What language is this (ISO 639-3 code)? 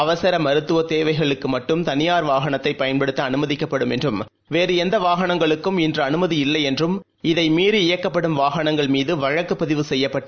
tam